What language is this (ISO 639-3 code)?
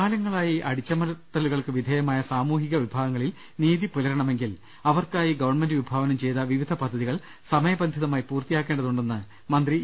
mal